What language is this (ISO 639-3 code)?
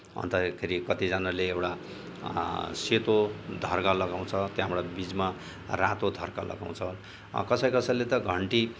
nep